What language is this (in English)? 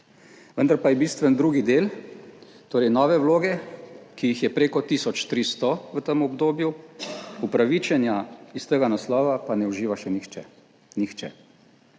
Slovenian